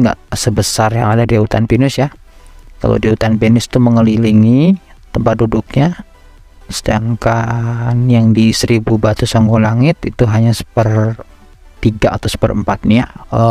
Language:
Indonesian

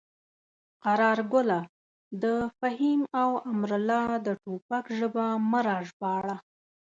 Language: Pashto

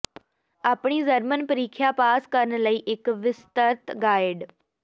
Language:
Punjabi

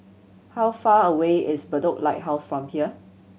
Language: English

